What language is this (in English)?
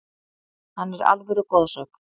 Icelandic